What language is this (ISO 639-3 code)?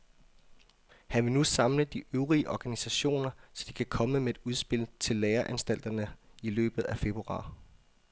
dan